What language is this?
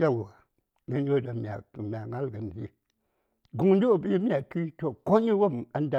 Saya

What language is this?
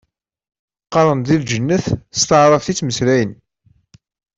Kabyle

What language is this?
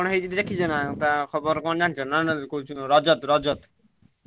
Odia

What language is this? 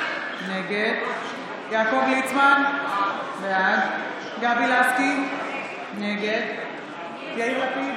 Hebrew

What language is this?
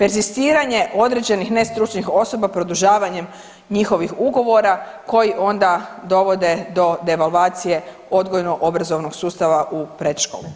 Croatian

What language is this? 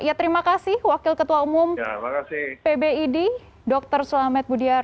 Indonesian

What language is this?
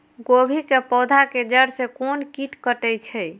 Maithili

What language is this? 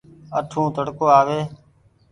Goaria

